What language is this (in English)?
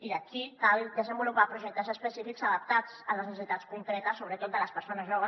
Catalan